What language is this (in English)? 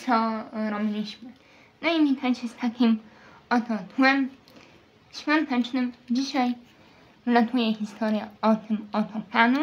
Polish